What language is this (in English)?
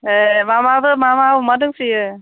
Bodo